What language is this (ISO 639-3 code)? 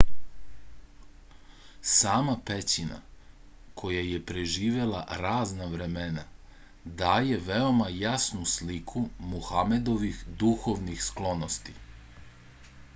srp